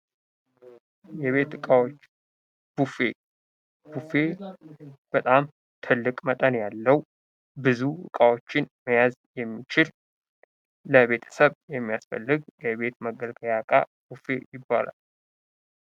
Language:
Amharic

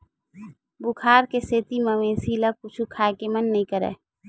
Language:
Chhattisgarhi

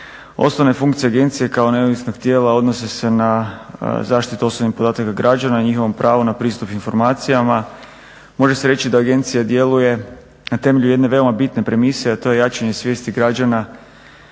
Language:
Croatian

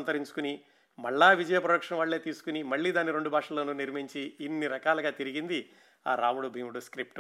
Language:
Telugu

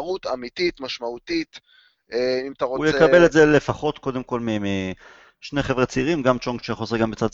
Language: Hebrew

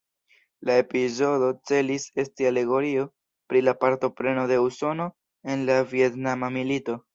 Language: Esperanto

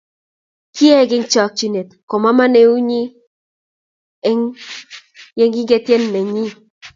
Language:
Kalenjin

